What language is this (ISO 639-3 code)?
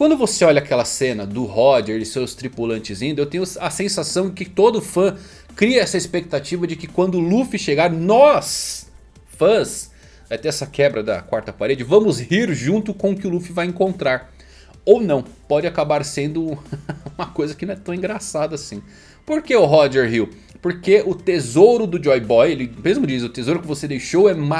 por